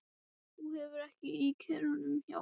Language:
Icelandic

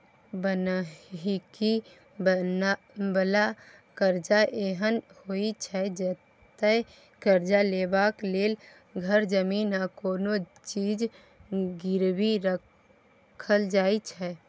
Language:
Maithili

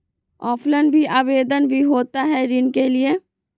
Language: Magahi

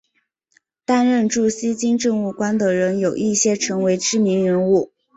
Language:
Chinese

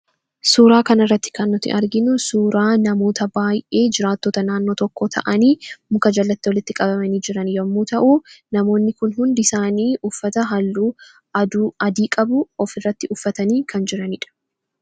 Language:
Oromo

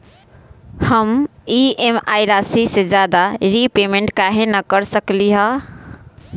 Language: Magahi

